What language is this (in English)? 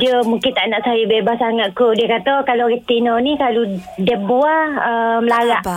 Malay